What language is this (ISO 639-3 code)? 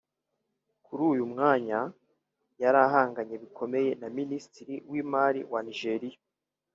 kin